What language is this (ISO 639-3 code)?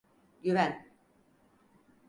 tur